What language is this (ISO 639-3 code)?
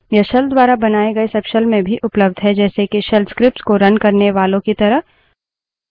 hin